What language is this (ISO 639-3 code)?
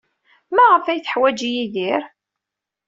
kab